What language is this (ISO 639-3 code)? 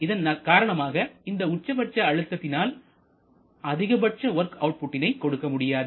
tam